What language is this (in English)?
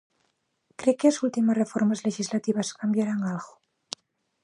Galician